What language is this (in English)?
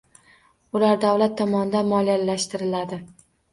Uzbek